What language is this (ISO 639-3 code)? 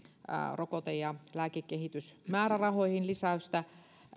fin